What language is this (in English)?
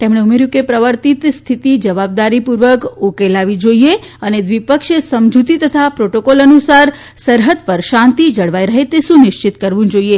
Gujarati